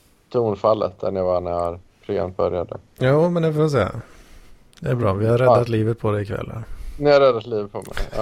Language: Swedish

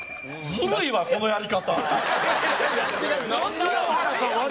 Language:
Japanese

